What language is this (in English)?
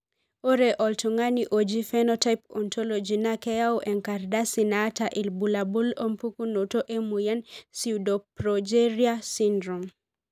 Masai